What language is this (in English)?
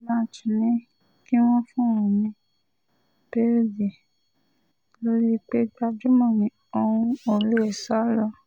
Yoruba